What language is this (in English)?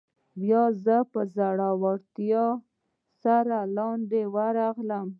Pashto